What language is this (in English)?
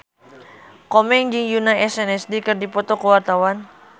Sundanese